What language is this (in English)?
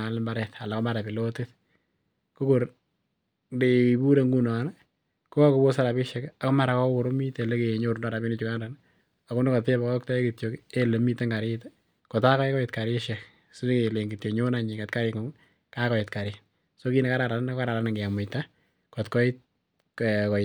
Kalenjin